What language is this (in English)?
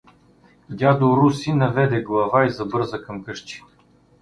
Bulgarian